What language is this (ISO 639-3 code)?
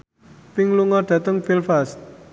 jav